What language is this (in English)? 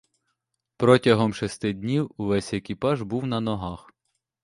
Ukrainian